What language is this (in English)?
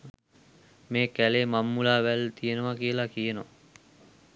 Sinhala